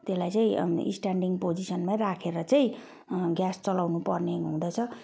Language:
Nepali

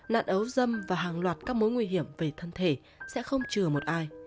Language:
Vietnamese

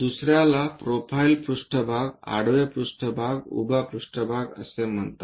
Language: Marathi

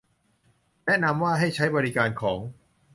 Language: Thai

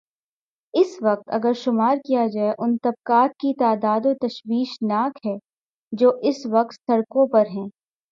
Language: Urdu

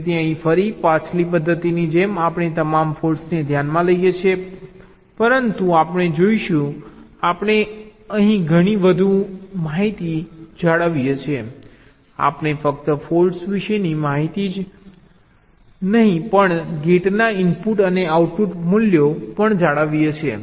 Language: Gujarati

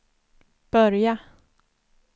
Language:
Swedish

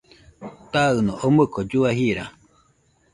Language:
Nüpode Huitoto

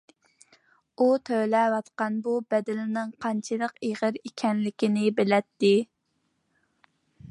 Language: Uyghur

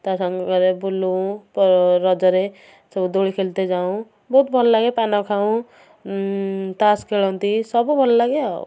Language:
Odia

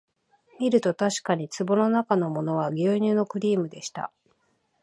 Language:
Japanese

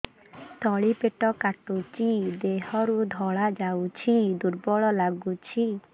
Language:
Odia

